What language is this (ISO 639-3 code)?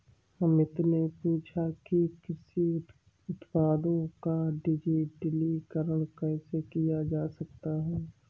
hin